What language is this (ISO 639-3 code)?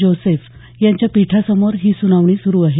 mar